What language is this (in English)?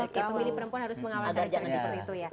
Indonesian